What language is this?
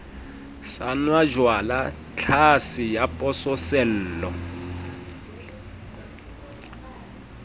Southern Sotho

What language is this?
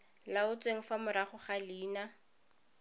Tswana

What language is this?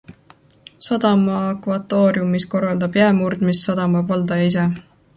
Estonian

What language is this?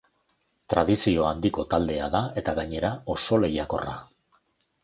Basque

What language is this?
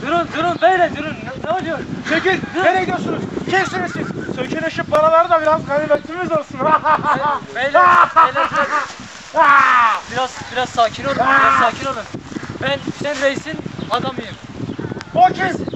Turkish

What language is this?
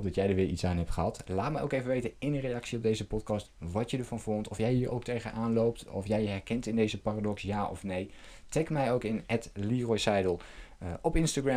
Dutch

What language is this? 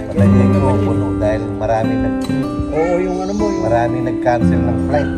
Filipino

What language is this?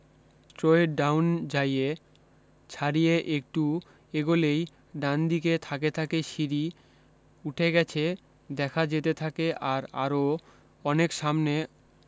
Bangla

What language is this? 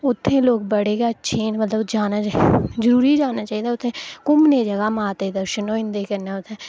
Dogri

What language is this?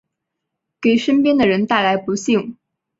Chinese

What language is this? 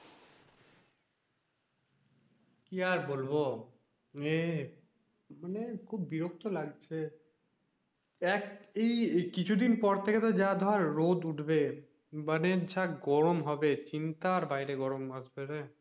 Bangla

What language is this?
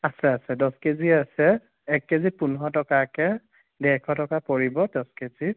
Assamese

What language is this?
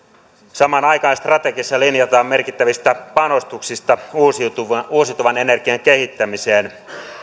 Finnish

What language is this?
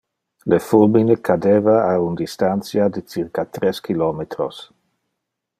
Interlingua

